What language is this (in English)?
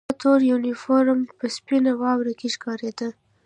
Pashto